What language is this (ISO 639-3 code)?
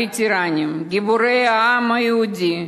heb